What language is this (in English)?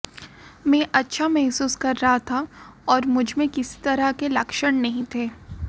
Hindi